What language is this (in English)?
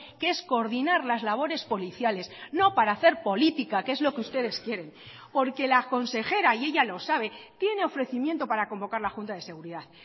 Spanish